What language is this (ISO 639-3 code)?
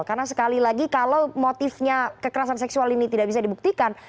ind